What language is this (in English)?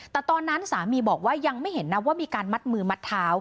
Thai